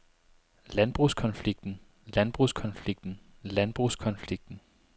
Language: Danish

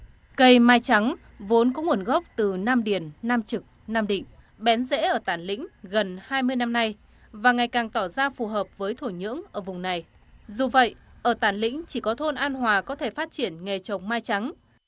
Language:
Vietnamese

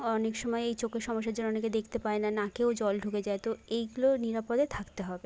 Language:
Bangla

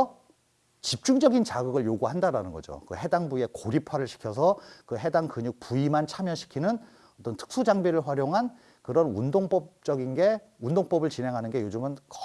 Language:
Korean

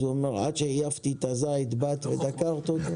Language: Hebrew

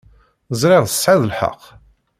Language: Kabyle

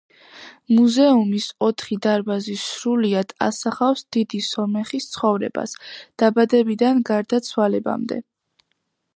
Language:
Georgian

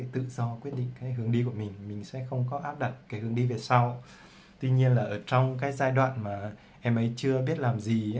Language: Vietnamese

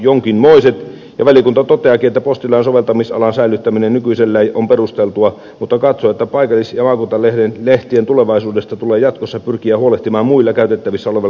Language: Finnish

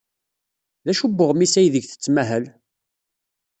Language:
Kabyle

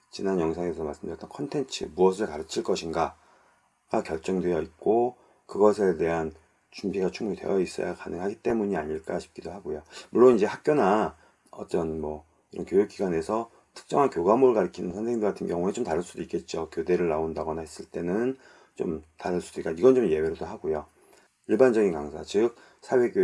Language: Korean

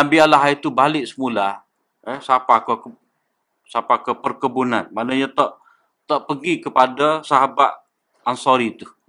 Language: Malay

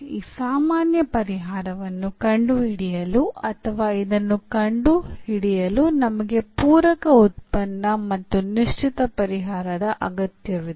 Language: Kannada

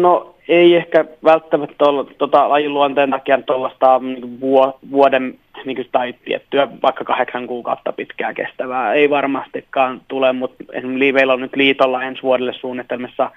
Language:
Finnish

